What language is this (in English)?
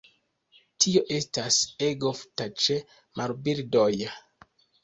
Esperanto